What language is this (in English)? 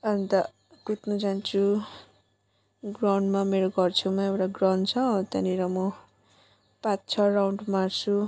Nepali